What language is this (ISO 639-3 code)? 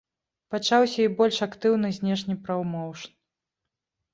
bel